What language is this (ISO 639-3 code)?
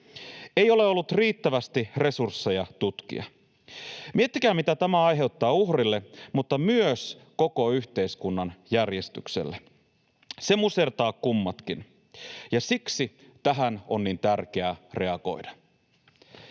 fin